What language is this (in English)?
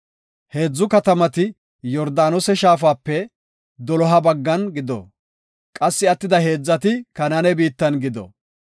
Gofa